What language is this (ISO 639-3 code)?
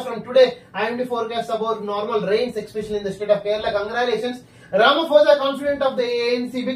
eng